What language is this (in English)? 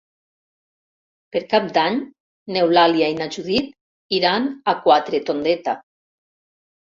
Catalan